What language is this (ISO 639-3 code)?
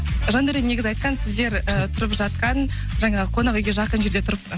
kaz